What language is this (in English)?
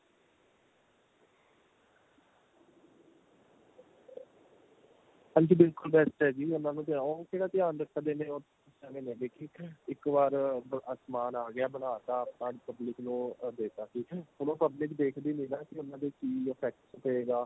Punjabi